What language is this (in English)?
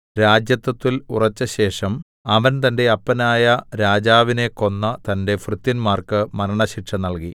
Malayalam